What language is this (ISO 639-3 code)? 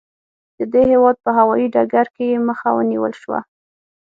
pus